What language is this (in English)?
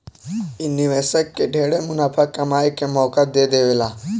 Bhojpuri